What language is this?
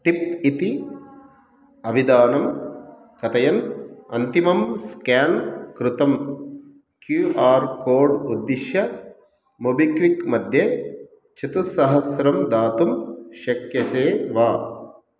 Sanskrit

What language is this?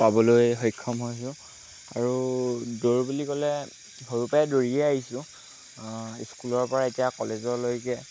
Assamese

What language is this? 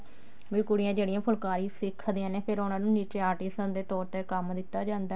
Punjabi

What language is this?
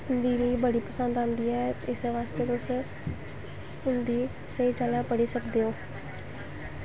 Dogri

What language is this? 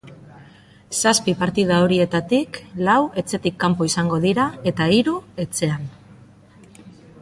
Basque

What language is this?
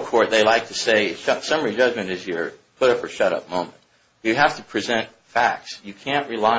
English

